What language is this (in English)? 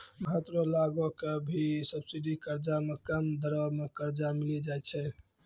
Maithili